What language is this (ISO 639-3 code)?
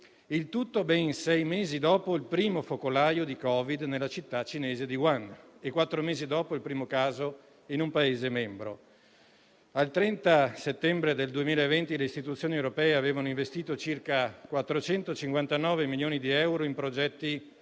ita